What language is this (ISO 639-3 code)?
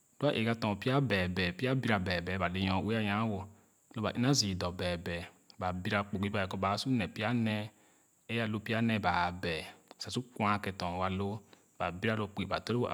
ogo